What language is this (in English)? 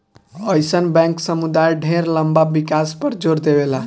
Bhojpuri